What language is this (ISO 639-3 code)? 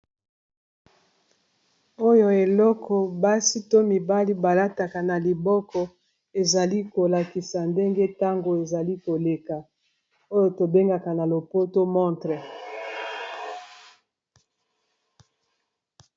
lin